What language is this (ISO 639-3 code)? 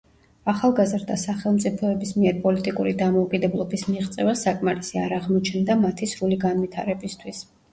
kat